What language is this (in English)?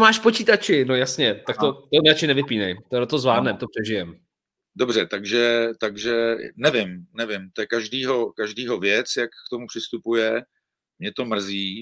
Czech